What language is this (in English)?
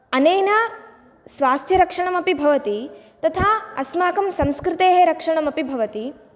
Sanskrit